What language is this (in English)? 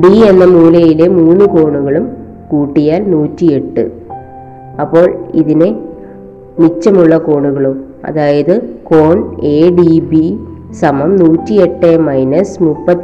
Malayalam